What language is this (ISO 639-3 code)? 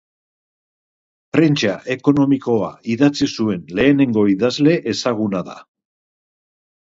eus